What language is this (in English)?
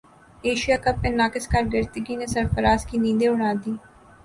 Urdu